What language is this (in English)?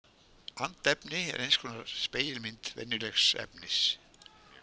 Icelandic